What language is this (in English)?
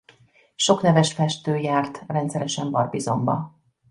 Hungarian